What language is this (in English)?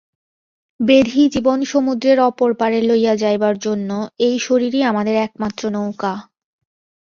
Bangla